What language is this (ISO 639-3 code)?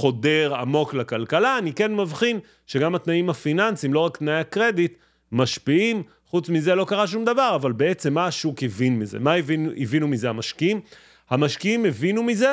heb